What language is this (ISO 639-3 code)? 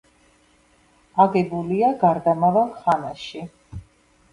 kat